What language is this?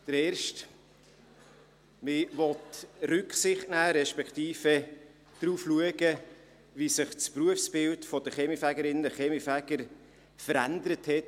Swiss German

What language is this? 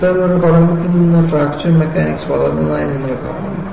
Malayalam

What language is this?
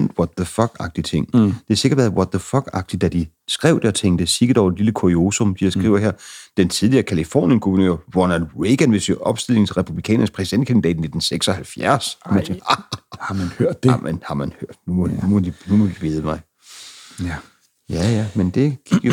Danish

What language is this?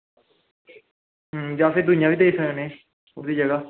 Dogri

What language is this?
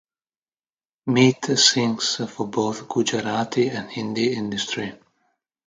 English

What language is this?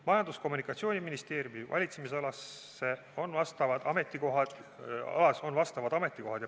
Estonian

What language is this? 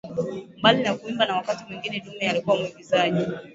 Swahili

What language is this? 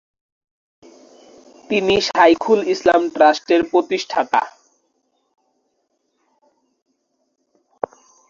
Bangla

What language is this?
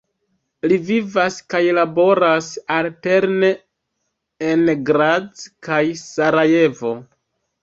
Esperanto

